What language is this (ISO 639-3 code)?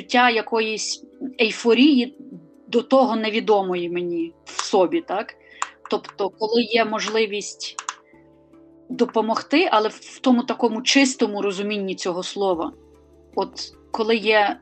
ukr